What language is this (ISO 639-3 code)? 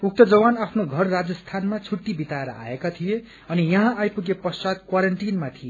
nep